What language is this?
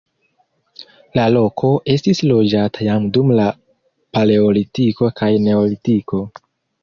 Esperanto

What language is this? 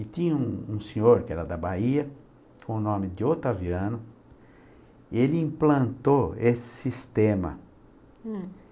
Portuguese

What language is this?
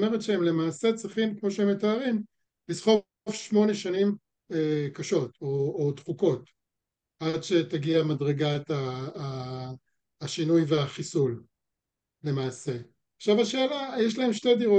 Hebrew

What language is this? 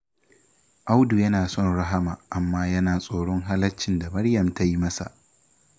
Hausa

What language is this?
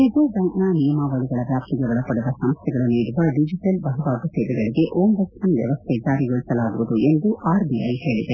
Kannada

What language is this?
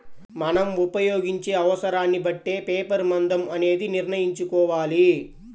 Telugu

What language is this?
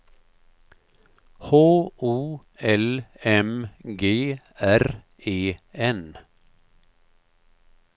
Swedish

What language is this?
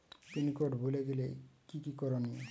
Bangla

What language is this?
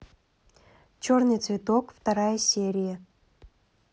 Russian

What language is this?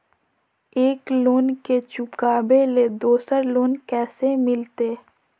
Magahi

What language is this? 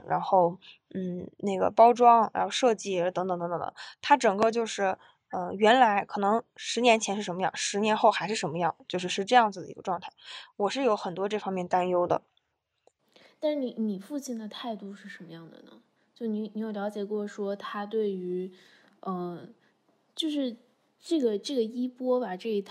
Chinese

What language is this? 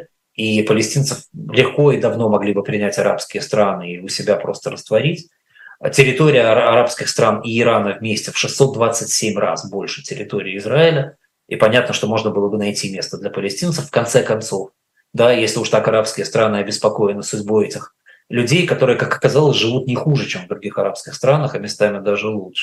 Russian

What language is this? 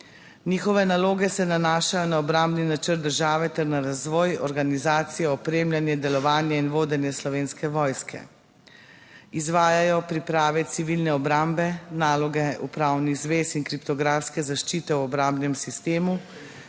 Slovenian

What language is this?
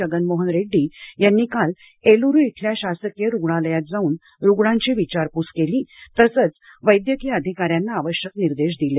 Marathi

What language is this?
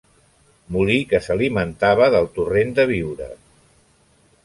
Catalan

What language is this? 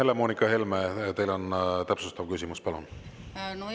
Estonian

